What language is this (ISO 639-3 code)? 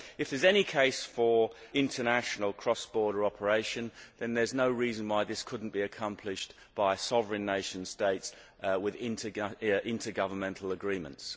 eng